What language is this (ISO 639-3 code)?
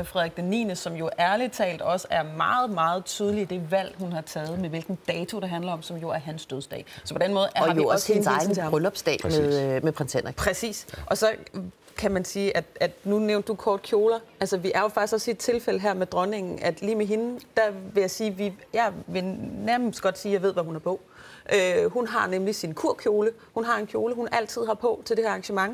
dan